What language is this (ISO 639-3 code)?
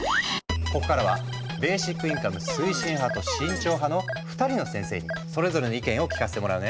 jpn